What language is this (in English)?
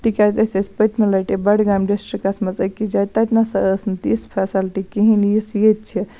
Kashmiri